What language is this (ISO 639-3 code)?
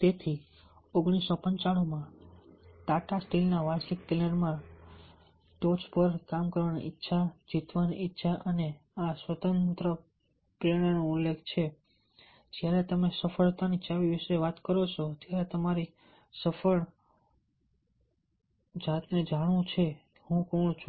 guj